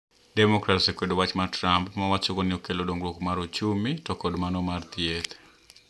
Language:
Luo (Kenya and Tanzania)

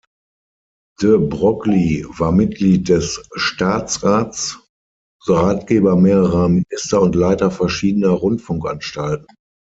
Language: German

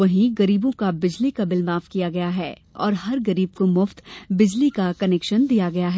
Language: Hindi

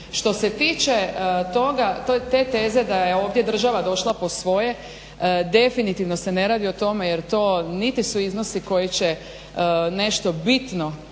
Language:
Croatian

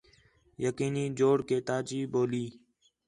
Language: Khetrani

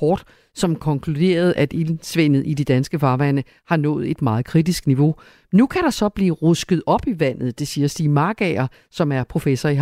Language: Danish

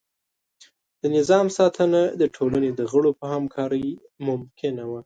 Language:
Pashto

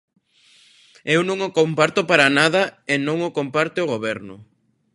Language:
Galician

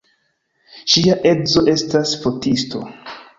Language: Esperanto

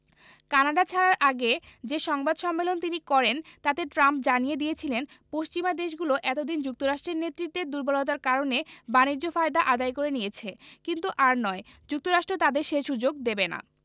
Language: Bangla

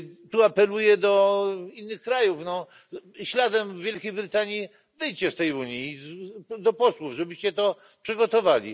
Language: Polish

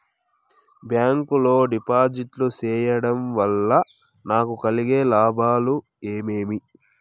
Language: Telugu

